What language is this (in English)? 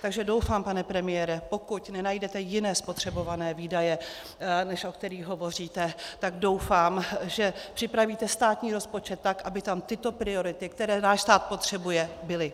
Czech